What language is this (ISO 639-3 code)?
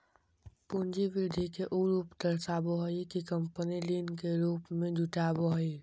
mag